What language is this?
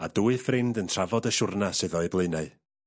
Welsh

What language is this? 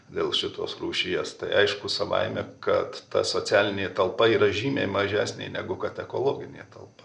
Lithuanian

